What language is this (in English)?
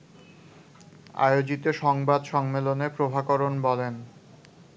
Bangla